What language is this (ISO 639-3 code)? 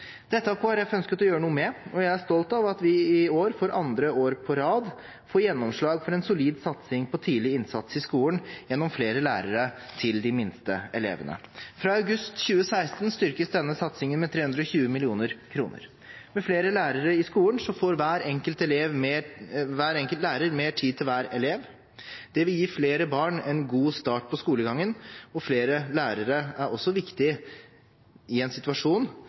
nob